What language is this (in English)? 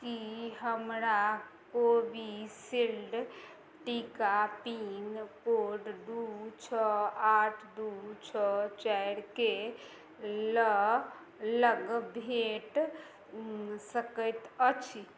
Maithili